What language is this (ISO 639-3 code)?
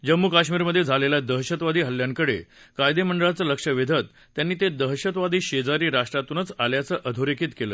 mar